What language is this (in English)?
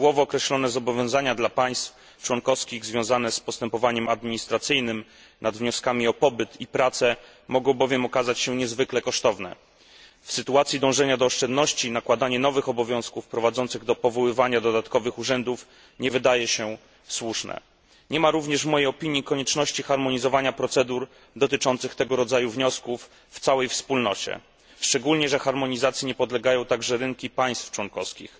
Polish